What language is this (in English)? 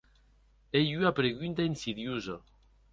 Occitan